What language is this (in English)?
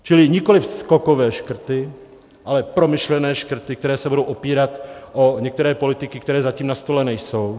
Czech